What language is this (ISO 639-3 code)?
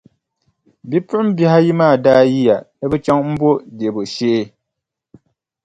dag